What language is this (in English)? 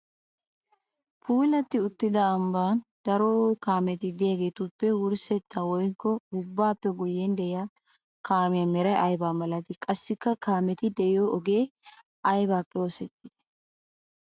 Wolaytta